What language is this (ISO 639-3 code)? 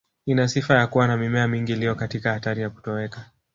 swa